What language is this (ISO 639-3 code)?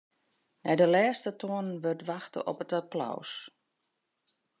fry